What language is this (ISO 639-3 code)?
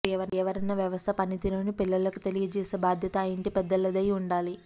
tel